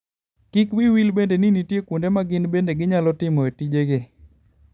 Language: Luo (Kenya and Tanzania)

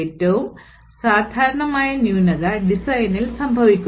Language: Malayalam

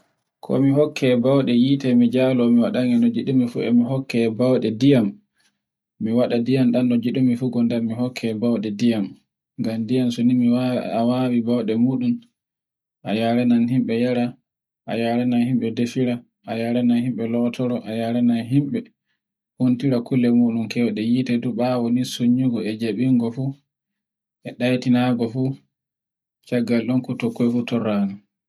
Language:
Borgu Fulfulde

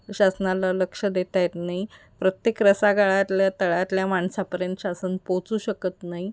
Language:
Marathi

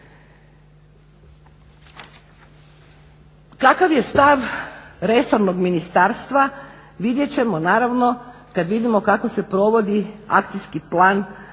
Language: Croatian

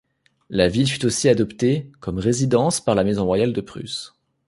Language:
French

